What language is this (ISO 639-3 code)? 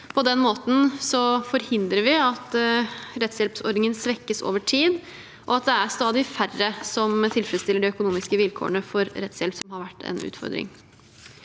nor